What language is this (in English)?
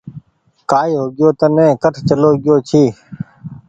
Goaria